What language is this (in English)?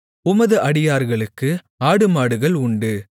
Tamil